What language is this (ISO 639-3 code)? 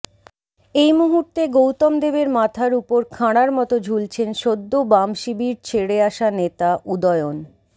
ben